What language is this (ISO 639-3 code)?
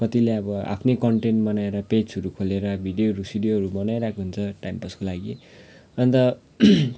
nep